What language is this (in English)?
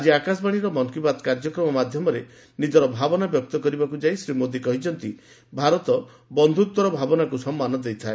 Odia